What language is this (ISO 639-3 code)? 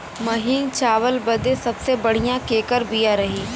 bho